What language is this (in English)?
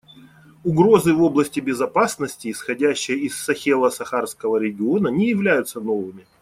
Russian